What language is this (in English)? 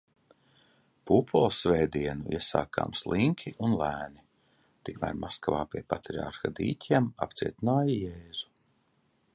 Latvian